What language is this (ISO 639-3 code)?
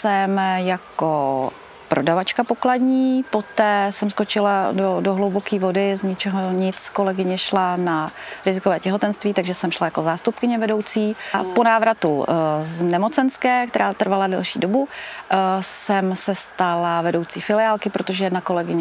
ces